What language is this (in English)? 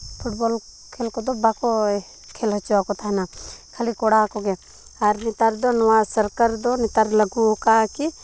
Santali